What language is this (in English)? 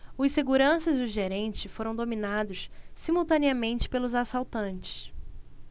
Portuguese